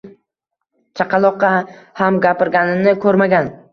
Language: Uzbek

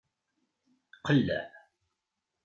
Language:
Kabyle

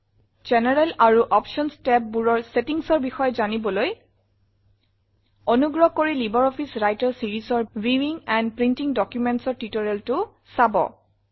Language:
Assamese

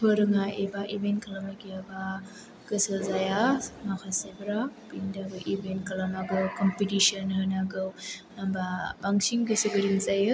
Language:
Bodo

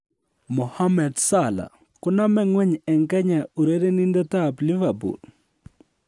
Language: Kalenjin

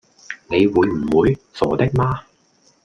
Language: Cantonese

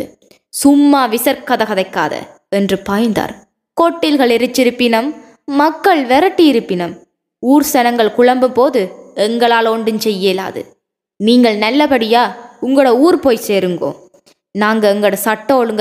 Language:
Tamil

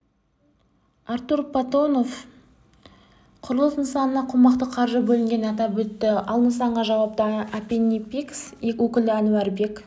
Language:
Kazakh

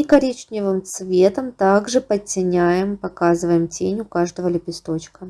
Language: Russian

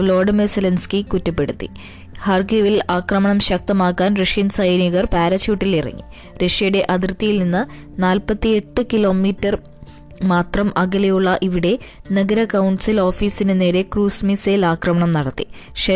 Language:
Malayalam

